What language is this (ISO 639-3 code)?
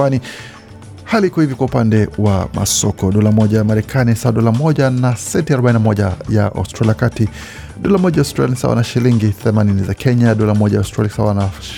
swa